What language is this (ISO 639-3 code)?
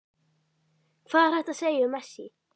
isl